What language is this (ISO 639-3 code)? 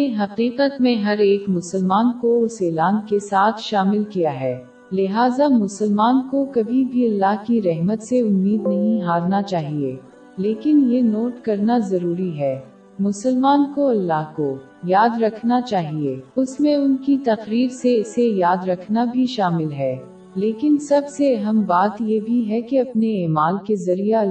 urd